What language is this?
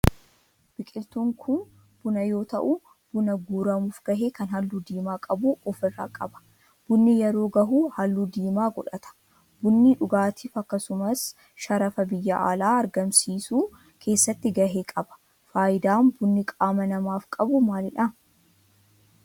Oromo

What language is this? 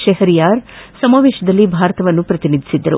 Kannada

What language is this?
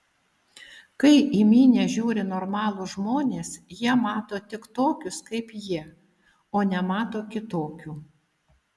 Lithuanian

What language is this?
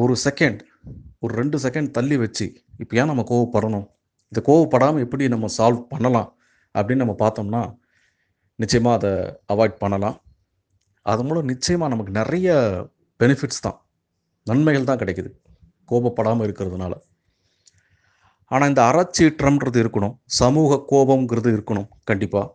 Tamil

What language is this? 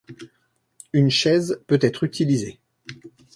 French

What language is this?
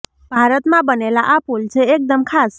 Gujarati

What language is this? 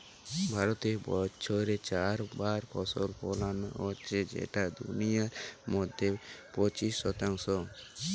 Bangla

